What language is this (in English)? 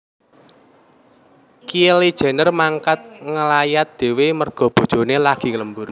Javanese